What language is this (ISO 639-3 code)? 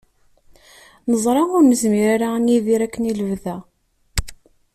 kab